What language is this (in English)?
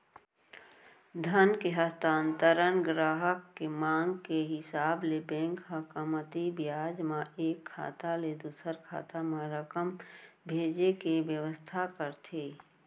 Chhattisgarhi